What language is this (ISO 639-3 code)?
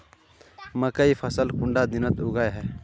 mag